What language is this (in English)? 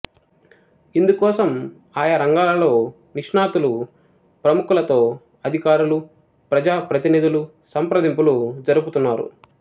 Telugu